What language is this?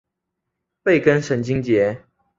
Chinese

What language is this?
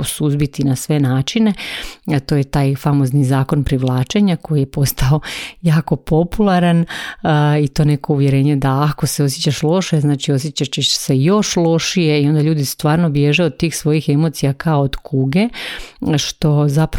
Croatian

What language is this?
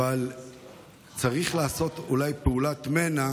Hebrew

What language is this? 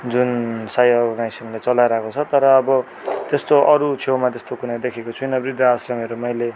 Nepali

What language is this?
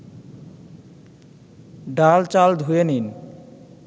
Bangla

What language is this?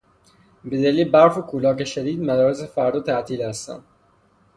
Persian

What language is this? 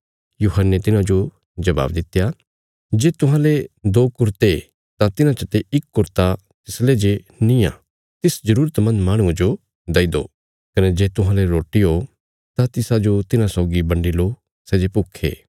Bilaspuri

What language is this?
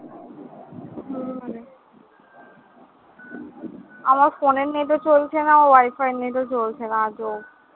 Bangla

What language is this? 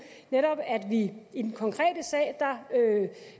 Danish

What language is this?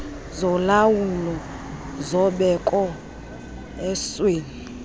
Xhosa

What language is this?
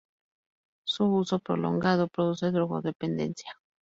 Spanish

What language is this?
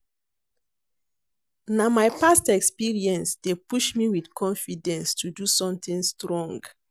Nigerian Pidgin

